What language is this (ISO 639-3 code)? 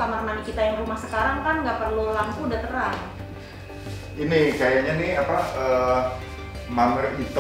ind